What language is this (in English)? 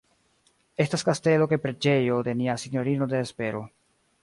Esperanto